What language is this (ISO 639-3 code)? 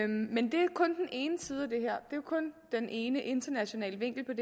dan